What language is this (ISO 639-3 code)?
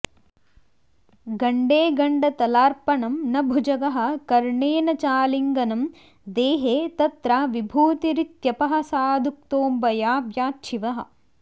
san